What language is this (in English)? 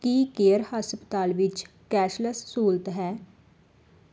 Punjabi